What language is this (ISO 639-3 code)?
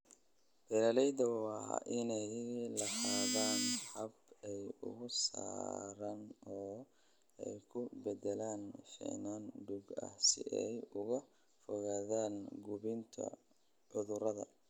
som